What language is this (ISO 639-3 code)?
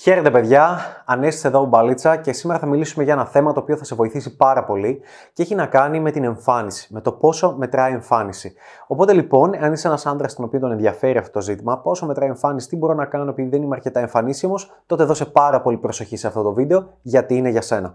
ell